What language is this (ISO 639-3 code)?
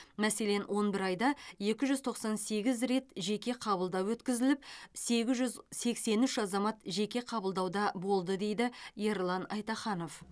kaz